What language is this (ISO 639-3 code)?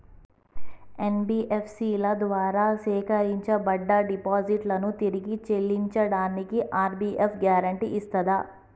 tel